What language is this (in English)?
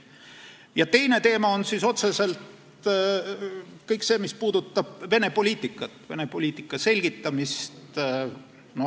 Estonian